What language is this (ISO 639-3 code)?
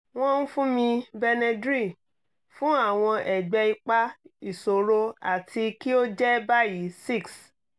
yor